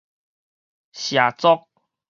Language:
Min Nan Chinese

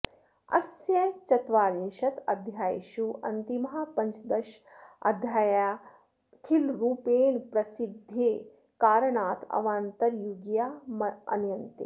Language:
Sanskrit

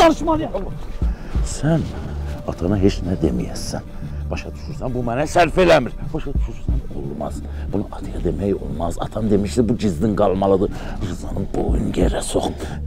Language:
Turkish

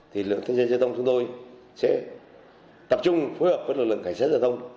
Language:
Vietnamese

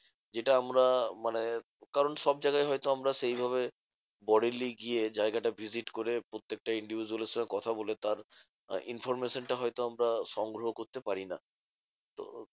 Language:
Bangla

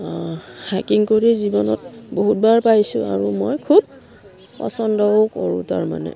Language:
Assamese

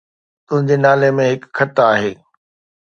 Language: Sindhi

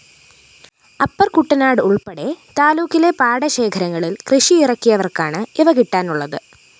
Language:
Malayalam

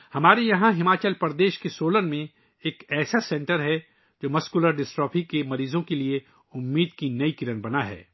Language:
Urdu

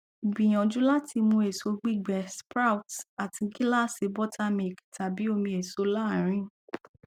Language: Yoruba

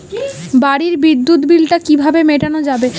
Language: Bangla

